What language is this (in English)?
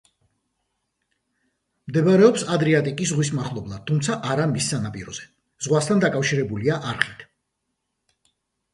Georgian